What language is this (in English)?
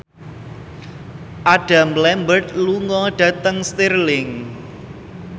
Javanese